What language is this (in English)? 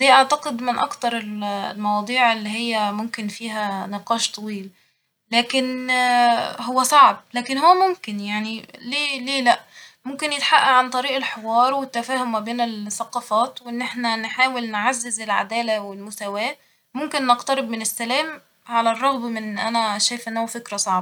Egyptian Arabic